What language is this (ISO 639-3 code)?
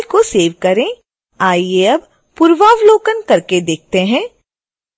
hin